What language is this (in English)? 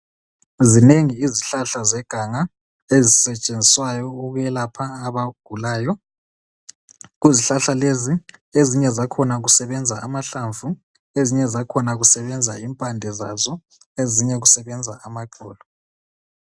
North Ndebele